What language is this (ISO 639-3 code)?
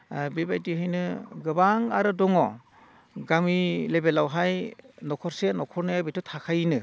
brx